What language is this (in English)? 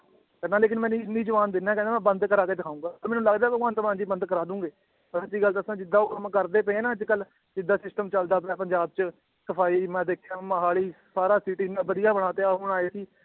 Punjabi